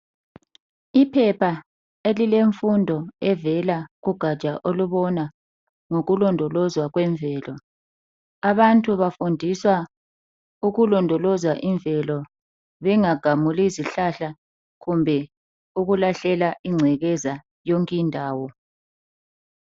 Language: North Ndebele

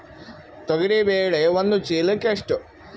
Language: Kannada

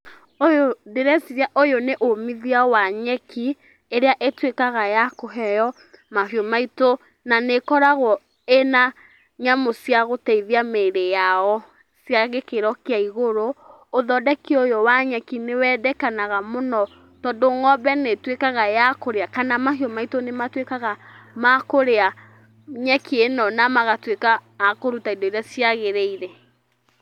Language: Kikuyu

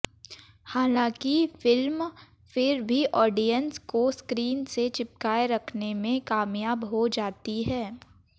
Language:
Hindi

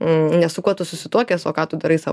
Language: Lithuanian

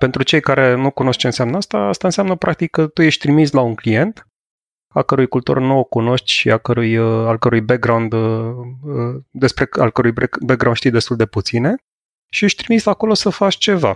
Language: Romanian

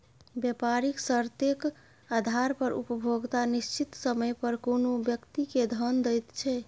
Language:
Maithili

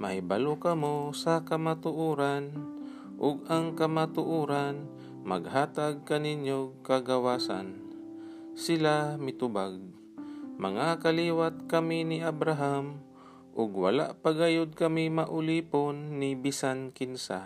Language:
Filipino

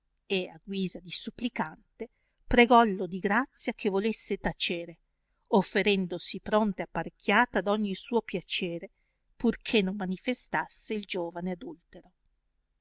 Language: Italian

